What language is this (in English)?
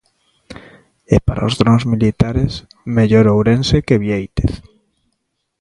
Galician